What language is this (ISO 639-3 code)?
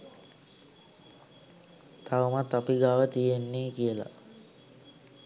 sin